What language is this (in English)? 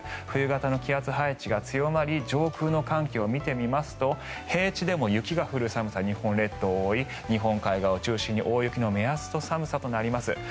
Japanese